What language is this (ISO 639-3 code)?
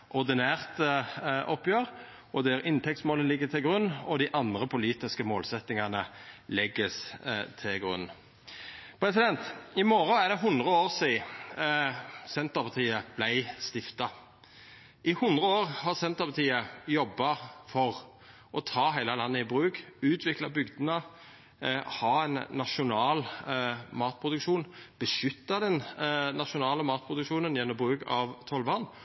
nno